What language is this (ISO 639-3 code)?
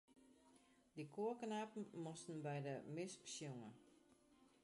fry